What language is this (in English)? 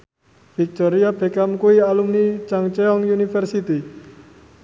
Javanese